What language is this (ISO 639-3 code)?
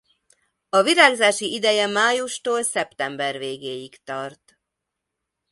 hun